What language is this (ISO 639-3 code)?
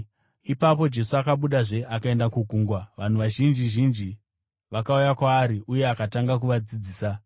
sna